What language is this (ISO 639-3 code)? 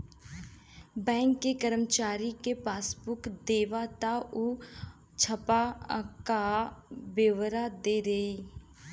bho